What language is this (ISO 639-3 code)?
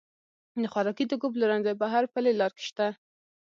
pus